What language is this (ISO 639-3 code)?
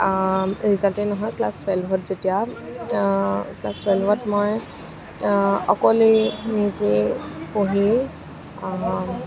asm